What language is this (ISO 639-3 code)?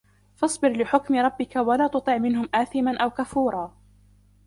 ara